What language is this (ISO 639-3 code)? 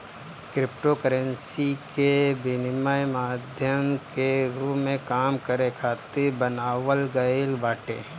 bho